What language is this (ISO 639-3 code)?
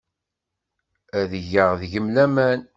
kab